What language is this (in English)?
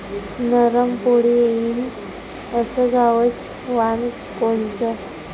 Marathi